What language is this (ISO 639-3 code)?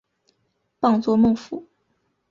zho